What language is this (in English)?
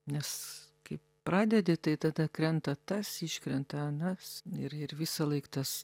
Lithuanian